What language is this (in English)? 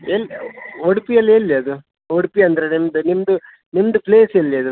Kannada